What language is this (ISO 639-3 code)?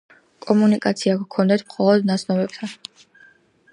kat